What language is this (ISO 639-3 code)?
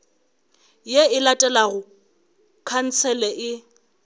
nso